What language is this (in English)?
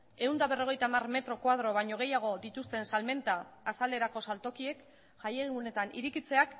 Basque